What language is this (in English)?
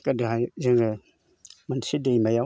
Bodo